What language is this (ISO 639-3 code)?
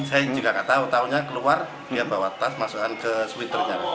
ind